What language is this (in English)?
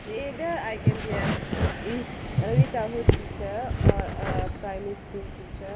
English